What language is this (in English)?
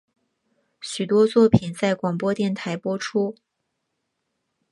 Chinese